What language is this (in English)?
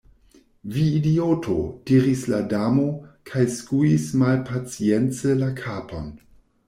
Esperanto